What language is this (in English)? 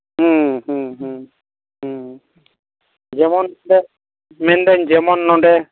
Santali